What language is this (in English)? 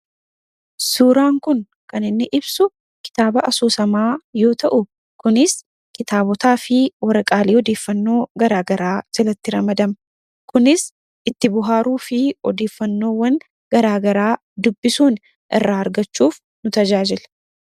Oromo